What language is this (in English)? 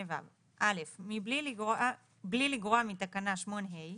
Hebrew